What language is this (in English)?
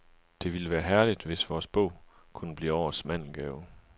Danish